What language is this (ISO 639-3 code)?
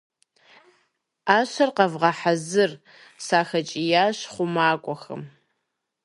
kbd